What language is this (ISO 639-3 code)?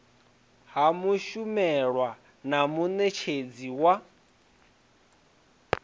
ven